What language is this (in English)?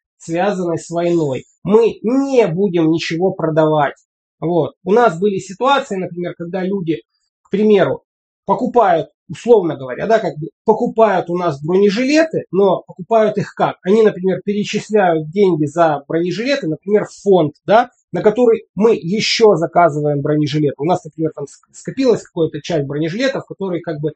Russian